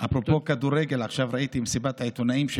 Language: Hebrew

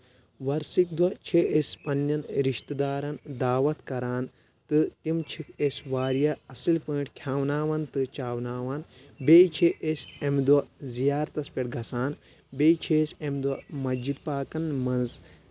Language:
Kashmiri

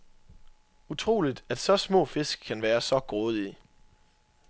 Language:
Danish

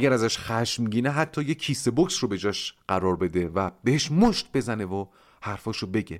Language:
Persian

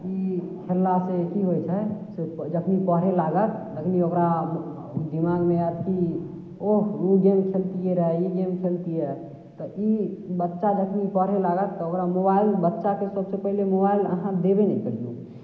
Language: Maithili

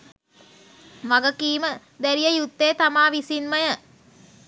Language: Sinhala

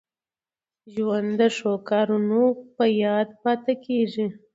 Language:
Pashto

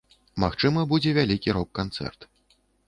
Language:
Belarusian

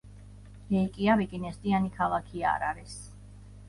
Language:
Georgian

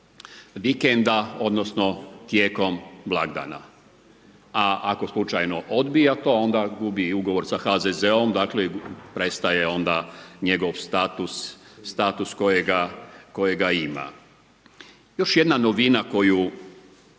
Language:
Croatian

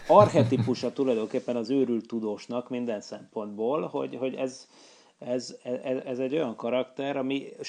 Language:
Hungarian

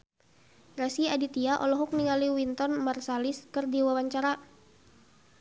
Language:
Sundanese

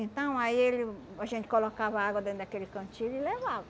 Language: Portuguese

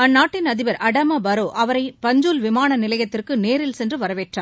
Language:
Tamil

